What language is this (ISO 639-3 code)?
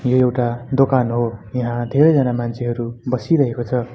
nep